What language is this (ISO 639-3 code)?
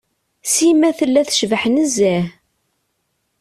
kab